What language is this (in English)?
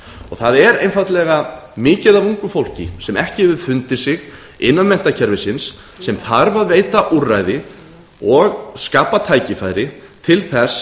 Icelandic